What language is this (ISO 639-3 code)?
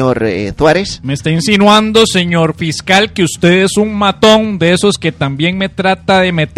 spa